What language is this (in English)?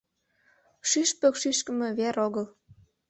Mari